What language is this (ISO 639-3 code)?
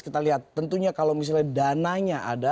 ind